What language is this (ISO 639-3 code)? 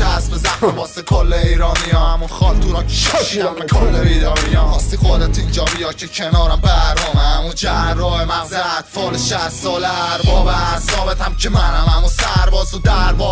fas